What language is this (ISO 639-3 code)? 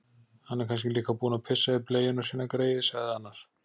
isl